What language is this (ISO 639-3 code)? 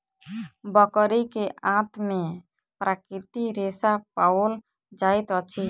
mai